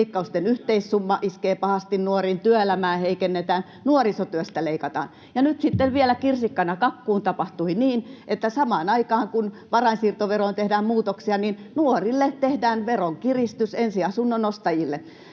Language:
Finnish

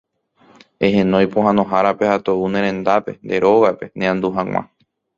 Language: Guarani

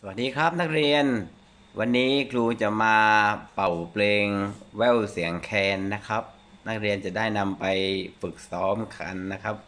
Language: Thai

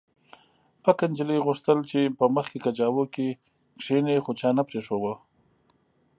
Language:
Pashto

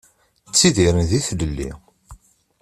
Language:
Kabyle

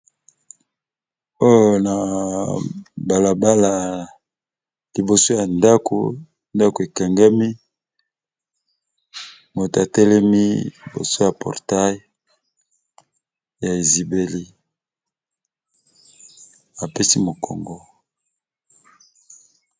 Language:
Lingala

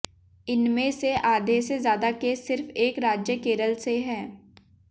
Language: Hindi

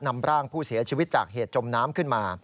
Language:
Thai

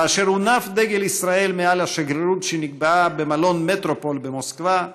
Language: Hebrew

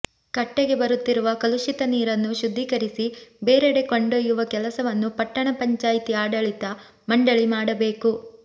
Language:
Kannada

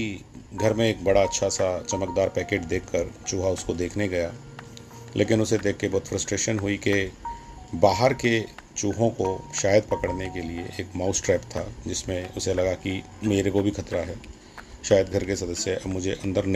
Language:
Hindi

